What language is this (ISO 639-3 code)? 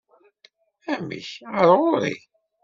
kab